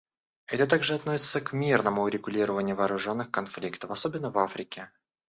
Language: Russian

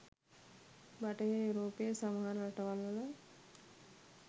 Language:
Sinhala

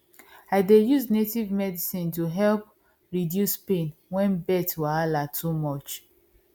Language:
Nigerian Pidgin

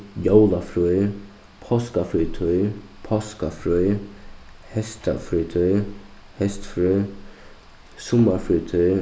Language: Faroese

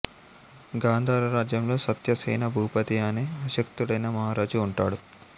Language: Telugu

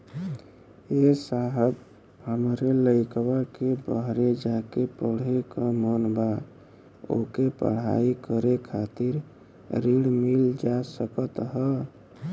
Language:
Bhojpuri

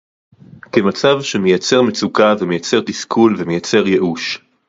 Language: Hebrew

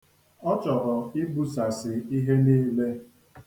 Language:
Igbo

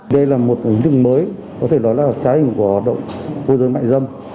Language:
Vietnamese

